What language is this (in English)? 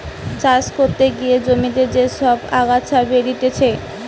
Bangla